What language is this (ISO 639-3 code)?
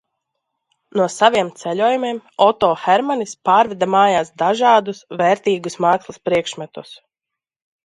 lav